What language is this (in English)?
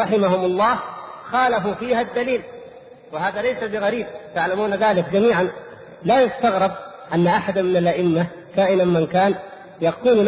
Arabic